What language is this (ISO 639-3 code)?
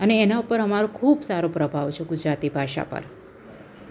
guj